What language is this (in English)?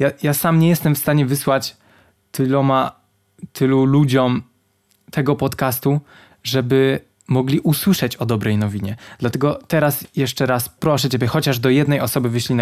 Polish